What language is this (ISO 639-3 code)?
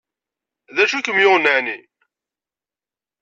kab